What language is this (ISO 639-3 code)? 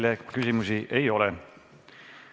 est